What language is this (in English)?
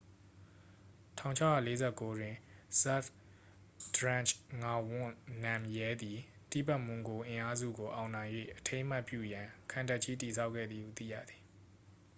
Burmese